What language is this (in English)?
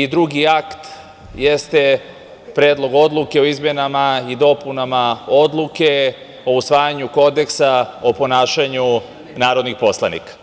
Serbian